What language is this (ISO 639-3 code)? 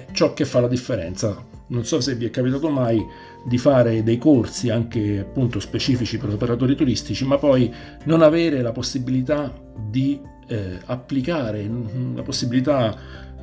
ita